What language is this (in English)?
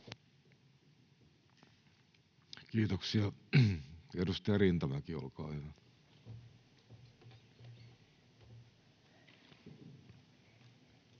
Finnish